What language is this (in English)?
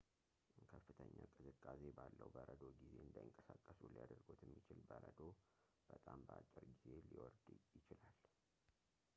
Amharic